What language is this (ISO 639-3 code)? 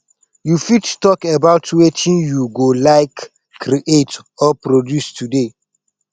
pcm